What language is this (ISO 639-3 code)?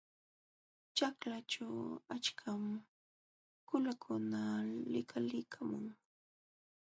qxw